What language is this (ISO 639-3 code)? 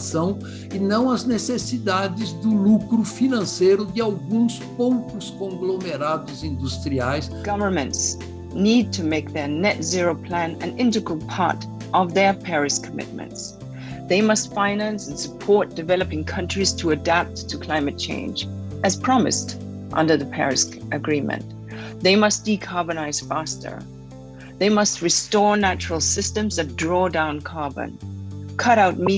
por